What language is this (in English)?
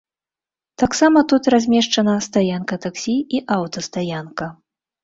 Belarusian